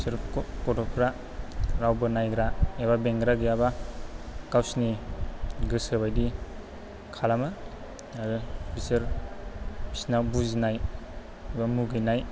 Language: Bodo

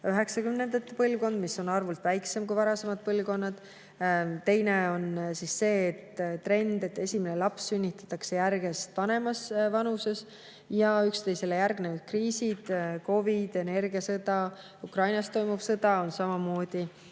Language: Estonian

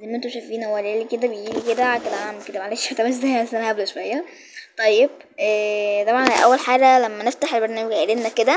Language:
Arabic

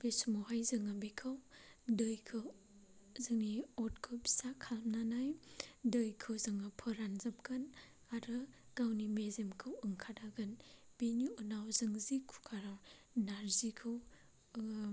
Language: Bodo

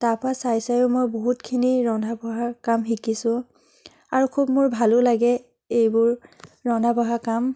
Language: Assamese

